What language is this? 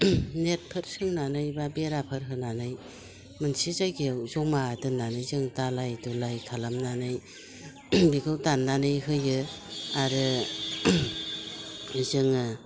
Bodo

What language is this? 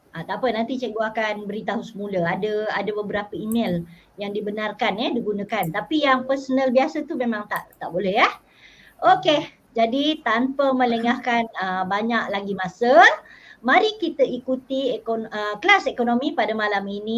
Malay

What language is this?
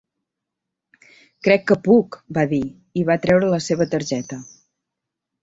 Catalan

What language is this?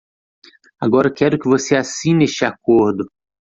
Portuguese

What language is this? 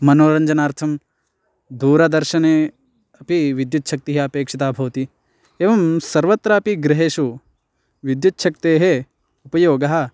Sanskrit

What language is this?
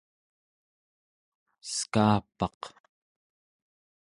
Central Yupik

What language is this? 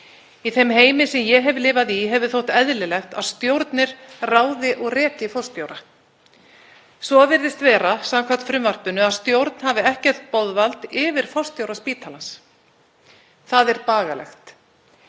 Icelandic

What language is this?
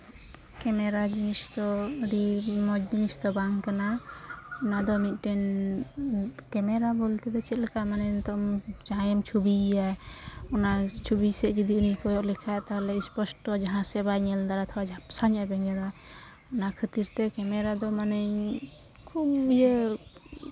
Santali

